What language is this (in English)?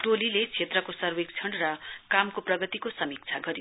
Nepali